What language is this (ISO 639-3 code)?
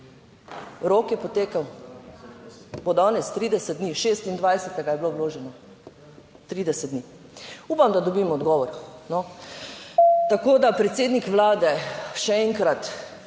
slv